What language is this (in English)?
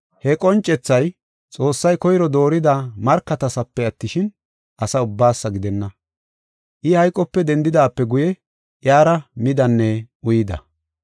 Gofa